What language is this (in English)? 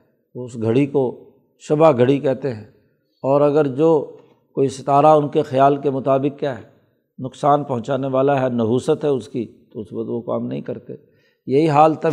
Urdu